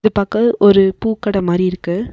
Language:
Tamil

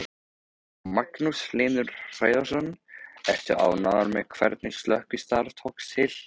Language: Icelandic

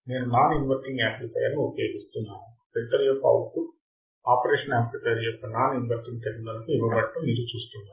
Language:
Telugu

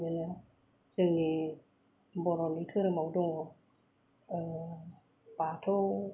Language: Bodo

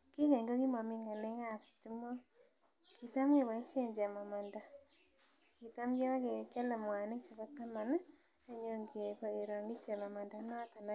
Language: Kalenjin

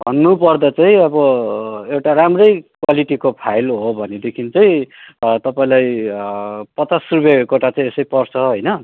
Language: Nepali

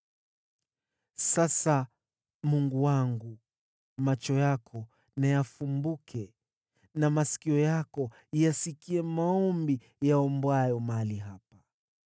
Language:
Swahili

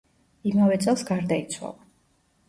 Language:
Georgian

